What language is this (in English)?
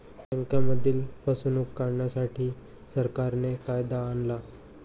Marathi